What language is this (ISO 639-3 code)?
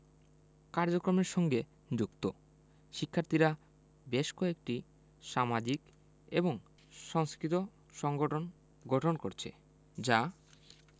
ben